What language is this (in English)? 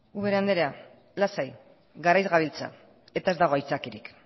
Basque